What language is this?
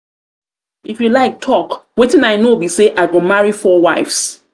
Nigerian Pidgin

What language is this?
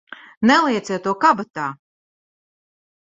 Latvian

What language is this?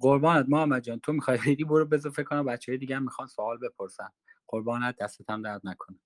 Persian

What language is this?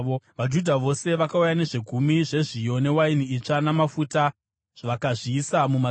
Shona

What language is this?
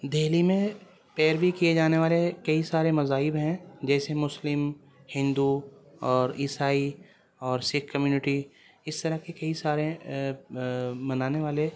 Urdu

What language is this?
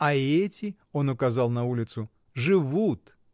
Russian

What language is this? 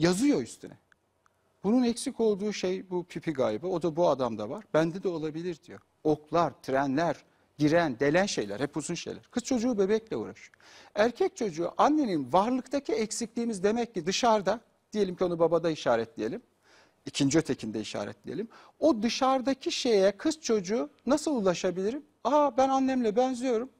Turkish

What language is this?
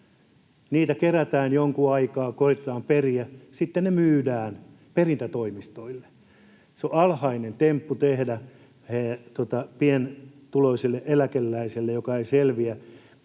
Finnish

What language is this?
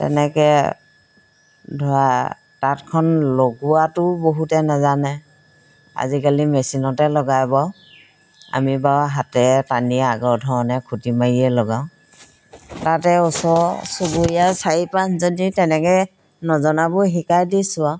Assamese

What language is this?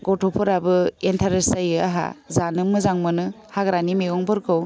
Bodo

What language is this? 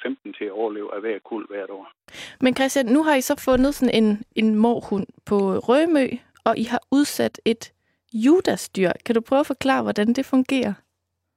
Danish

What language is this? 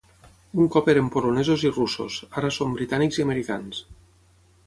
Catalan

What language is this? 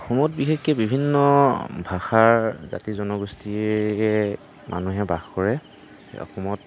Assamese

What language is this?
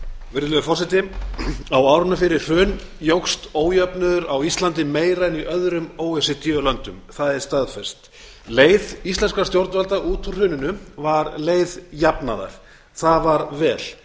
Icelandic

